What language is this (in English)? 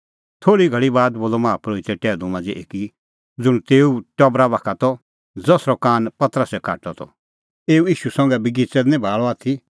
Kullu Pahari